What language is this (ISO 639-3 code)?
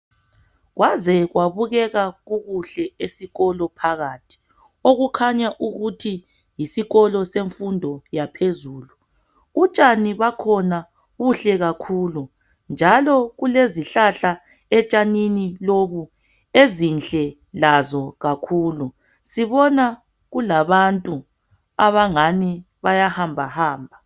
nde